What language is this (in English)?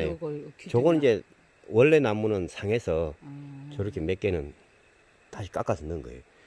Korean